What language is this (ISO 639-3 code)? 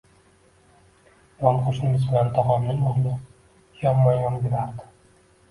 uzb